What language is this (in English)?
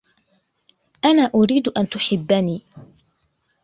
Arabic